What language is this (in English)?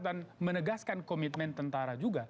Indonesian